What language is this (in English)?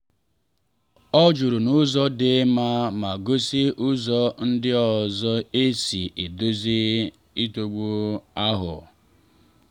Igbo